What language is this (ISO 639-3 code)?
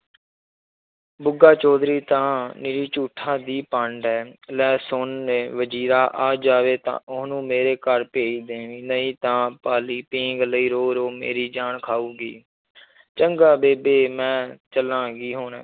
pan